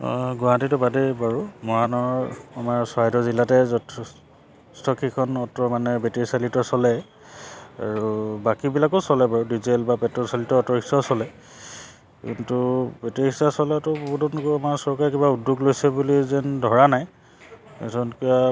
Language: Assamese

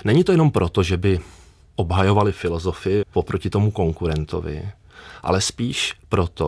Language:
Czech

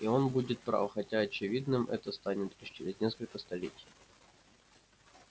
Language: Russian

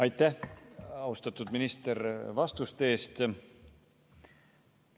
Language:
Estonian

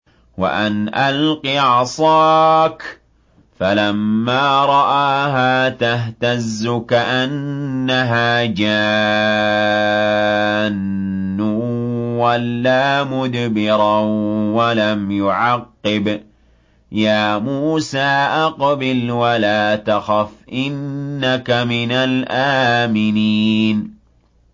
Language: Arabic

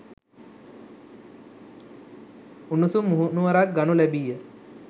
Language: Sinhala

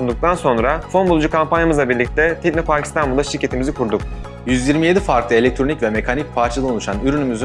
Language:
Turkish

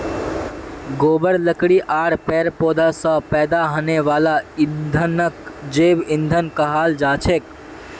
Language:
Magahi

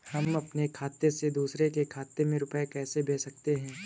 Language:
Hindi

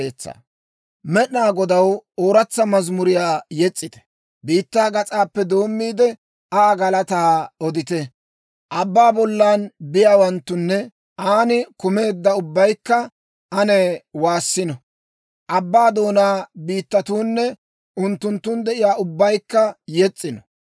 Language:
Dawro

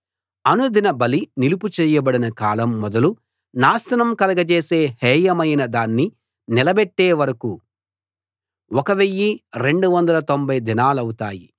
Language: Telugu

